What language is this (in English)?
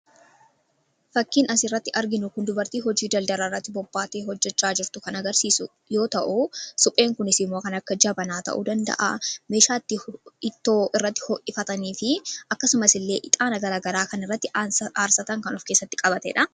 Oromo